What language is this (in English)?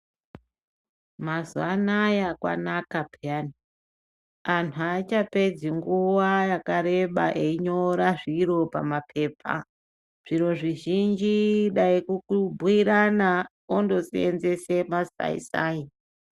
Ndau